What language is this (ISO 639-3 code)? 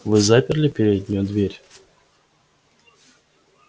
rus